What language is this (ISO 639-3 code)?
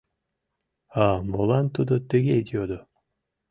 chm